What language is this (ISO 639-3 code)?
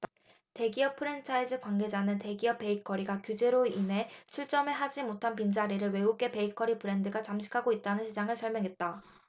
kor